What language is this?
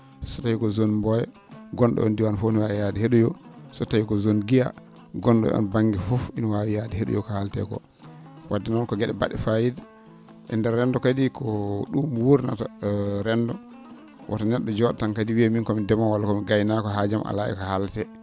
Fula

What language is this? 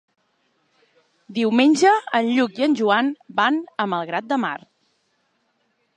Catalan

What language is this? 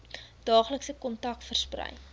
Afrikaans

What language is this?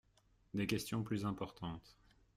French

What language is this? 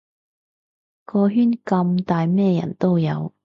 Cantonese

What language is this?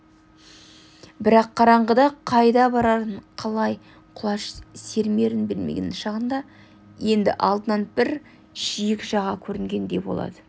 Kazakh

